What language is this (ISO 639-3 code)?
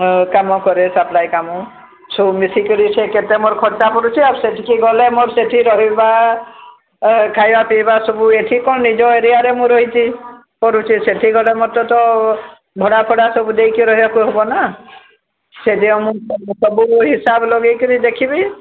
ori